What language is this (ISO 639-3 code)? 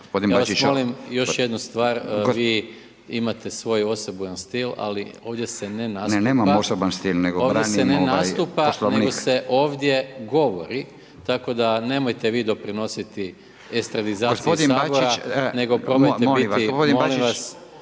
hrv